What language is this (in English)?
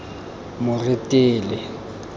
Tswana